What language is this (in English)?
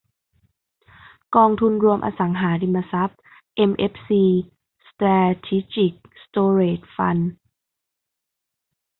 Thai